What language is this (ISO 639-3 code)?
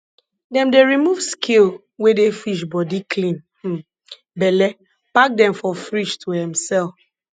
pcm